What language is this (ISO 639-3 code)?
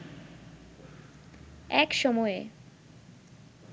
ben